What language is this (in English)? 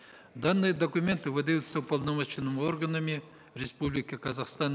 Kazakh